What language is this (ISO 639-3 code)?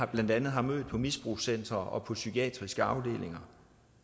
dan